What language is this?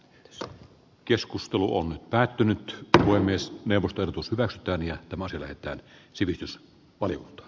Finnish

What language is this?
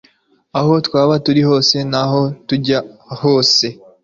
Kinyarwanda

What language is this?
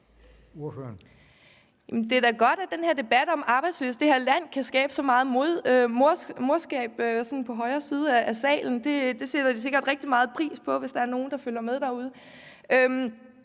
Danish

